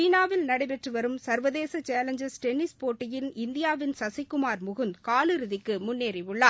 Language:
Tamil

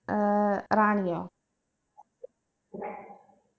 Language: Malayalam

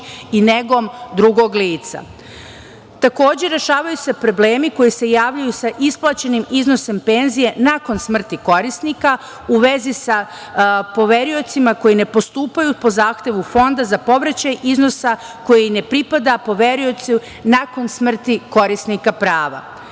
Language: Serbian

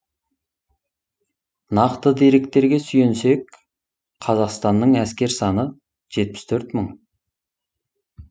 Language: Kazakh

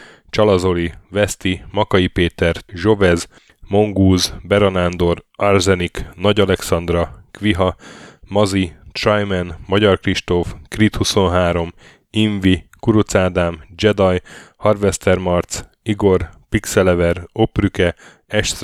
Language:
Hungarian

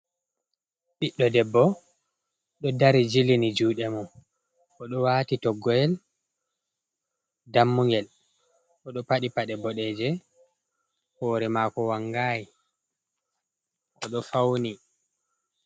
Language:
Fula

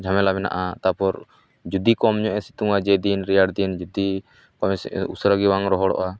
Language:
Santali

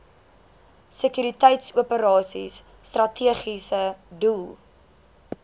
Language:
Afrikaans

